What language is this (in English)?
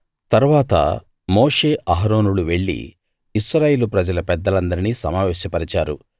Telugu